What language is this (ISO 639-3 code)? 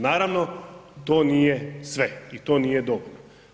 hrv